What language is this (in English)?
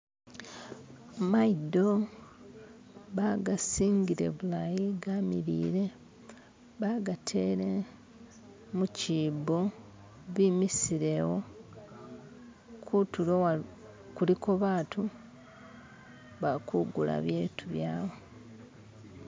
Masaaba